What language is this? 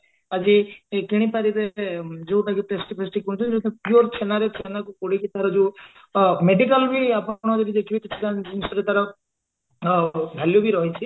Odia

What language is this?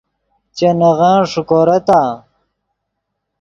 Yidgha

